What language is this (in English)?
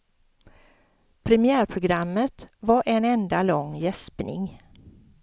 Swedish